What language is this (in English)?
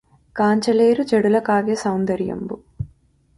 Telugu